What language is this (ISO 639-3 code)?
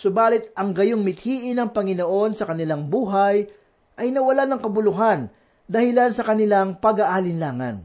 fil